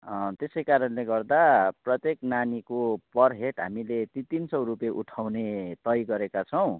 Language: Nepali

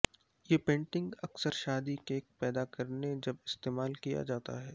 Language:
Urdu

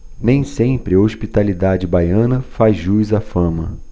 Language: Portuguese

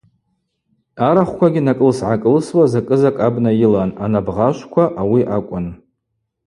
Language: Abaza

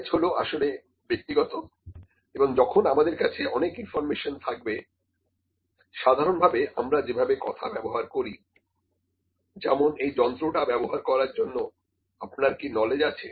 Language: Bangla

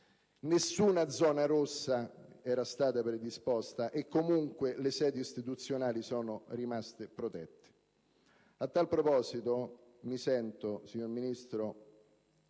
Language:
Italian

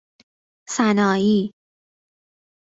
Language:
Persian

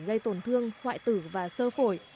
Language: Vietnamese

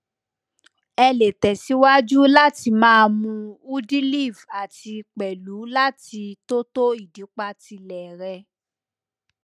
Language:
Yoruba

